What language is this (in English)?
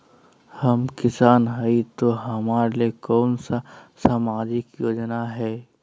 Magahi